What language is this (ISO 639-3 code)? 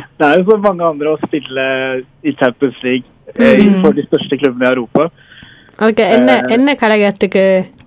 tam